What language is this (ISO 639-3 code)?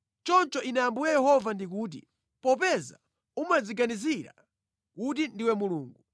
nya